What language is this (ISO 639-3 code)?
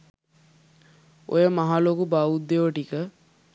sin